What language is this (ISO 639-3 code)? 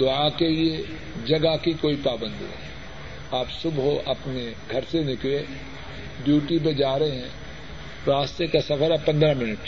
urd